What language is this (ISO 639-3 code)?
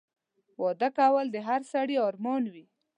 pus